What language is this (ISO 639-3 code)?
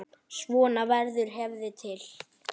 isl